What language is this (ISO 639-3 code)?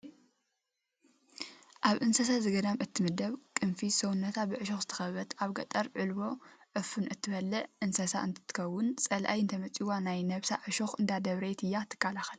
tir